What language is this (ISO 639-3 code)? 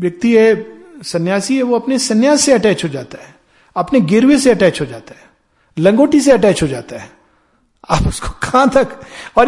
hin